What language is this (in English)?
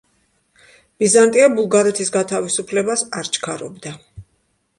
Georgian